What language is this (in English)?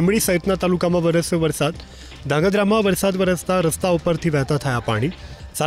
Gujarati